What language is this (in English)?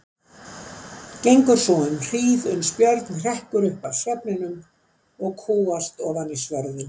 Icelandic